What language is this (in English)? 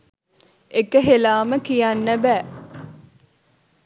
Sinhala